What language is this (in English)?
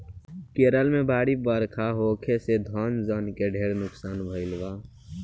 Bhojpuri